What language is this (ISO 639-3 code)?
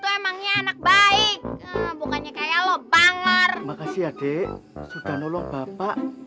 ind